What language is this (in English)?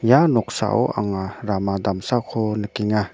Garo